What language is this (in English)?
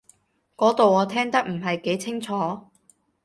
Cantonese